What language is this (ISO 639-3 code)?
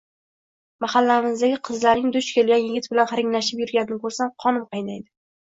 uzb